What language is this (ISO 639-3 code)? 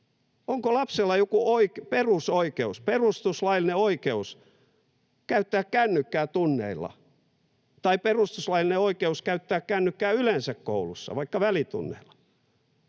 fin